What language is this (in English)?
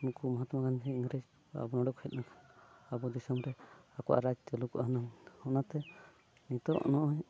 Santali